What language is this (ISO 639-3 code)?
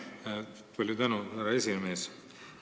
est